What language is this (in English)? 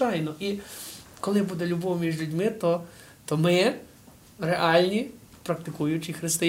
Ukrainian